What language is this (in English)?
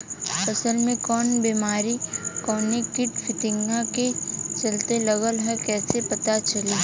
Bhojpuri